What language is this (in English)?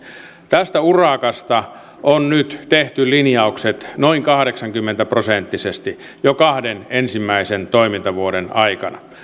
Finnish